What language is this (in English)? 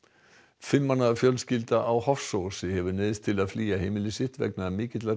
Icelandic